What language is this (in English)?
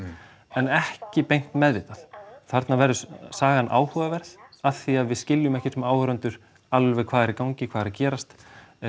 Icelandic